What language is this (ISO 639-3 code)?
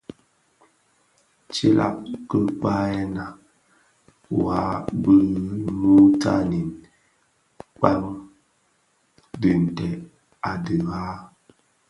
ksf